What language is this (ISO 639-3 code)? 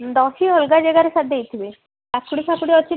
ori